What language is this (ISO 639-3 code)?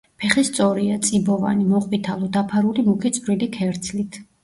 kat